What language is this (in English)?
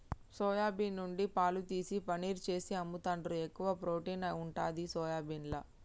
Telugu